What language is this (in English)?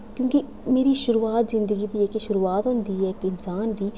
Dogri